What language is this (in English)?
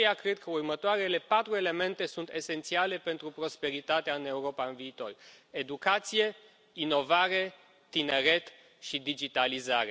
Romanian